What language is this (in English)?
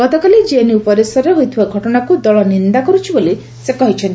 Odia